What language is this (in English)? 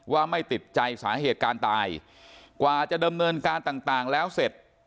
Thai